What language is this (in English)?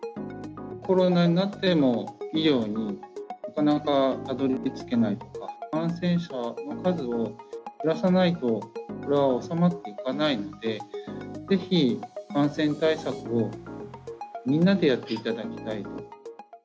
Japanese